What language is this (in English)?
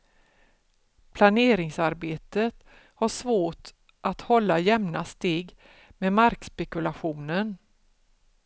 Swedish